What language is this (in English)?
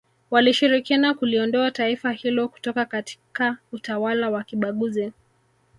Swahili